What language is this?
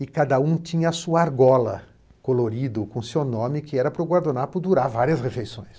Portuguese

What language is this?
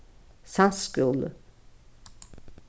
Faroese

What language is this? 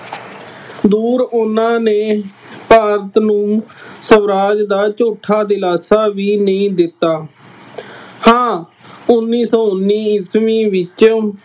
Punjabi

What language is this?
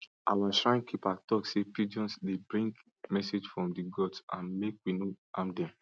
Nigerian Pidgin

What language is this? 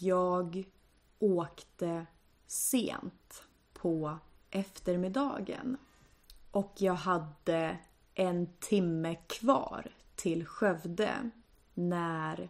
Swedish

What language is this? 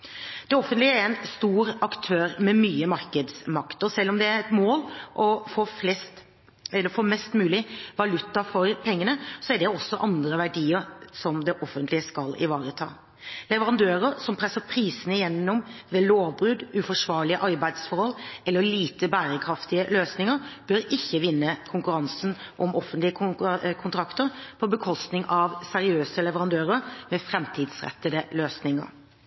Norwegian Bokmål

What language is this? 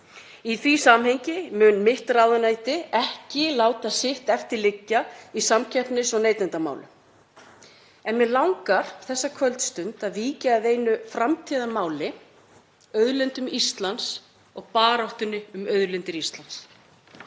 Icelandic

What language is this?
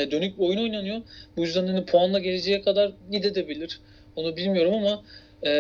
Turkish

